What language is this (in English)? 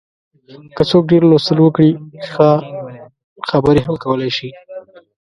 Pashto